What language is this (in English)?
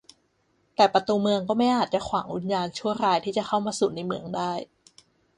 Thai